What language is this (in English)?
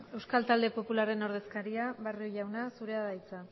Basque